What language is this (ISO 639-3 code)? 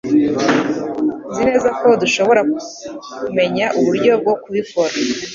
kin